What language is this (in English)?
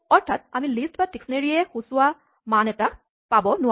Assamese